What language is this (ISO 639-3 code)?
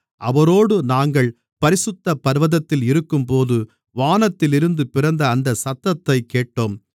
tam